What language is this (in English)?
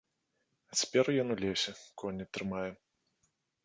Belarusian